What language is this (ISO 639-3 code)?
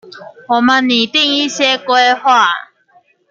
zho